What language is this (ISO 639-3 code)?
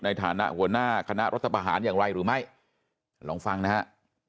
tha